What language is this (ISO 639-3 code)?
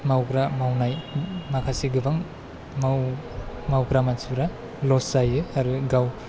brx